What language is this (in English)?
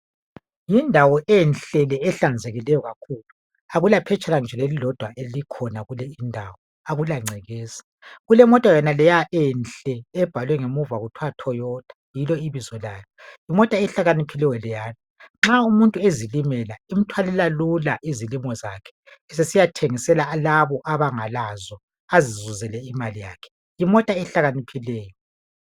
North Ndebele